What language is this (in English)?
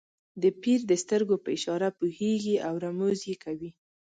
Pashto